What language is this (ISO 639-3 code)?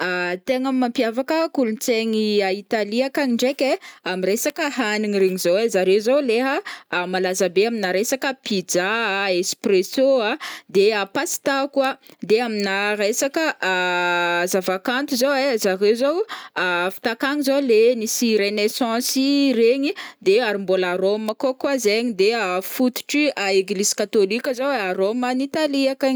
bmm